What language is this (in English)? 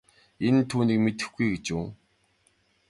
Mongolian